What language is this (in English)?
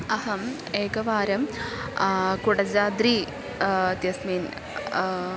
Sanskrit